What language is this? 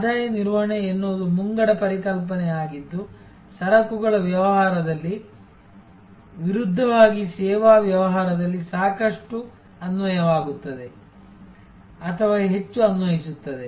Kannada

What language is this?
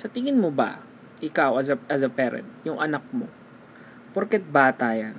Filipino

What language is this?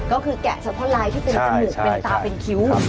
Thai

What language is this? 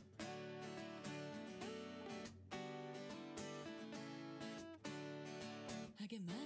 Japanese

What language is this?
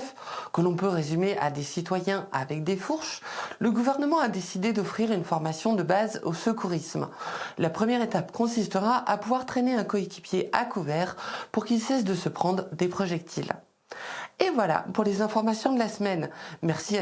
French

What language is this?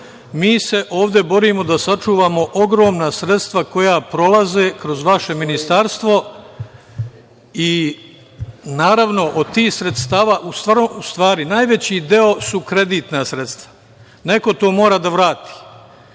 Serbian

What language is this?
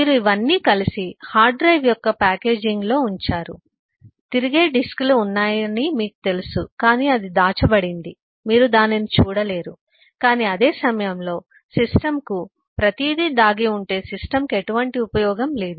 Telugu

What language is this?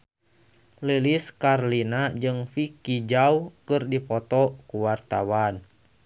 Sundanese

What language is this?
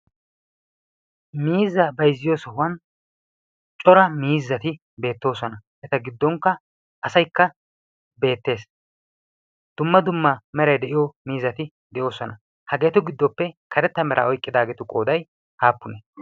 Wolaytta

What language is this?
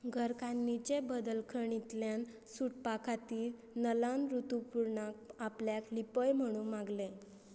Konkani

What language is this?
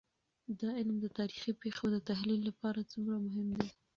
Pashto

